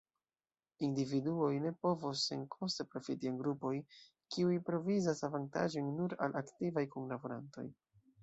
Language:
Esperanto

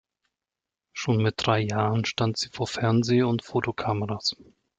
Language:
German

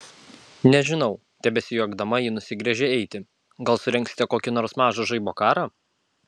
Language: Lithuanian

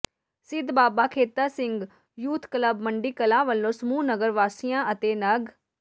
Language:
Punjabi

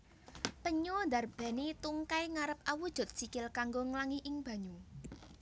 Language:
Javanese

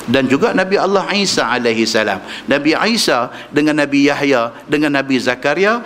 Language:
Malay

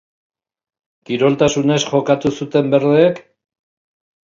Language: Basque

